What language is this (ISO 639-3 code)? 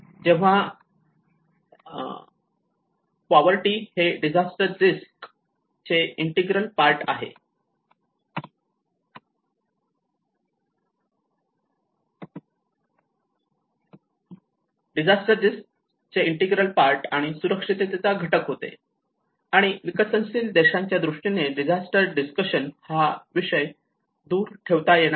mar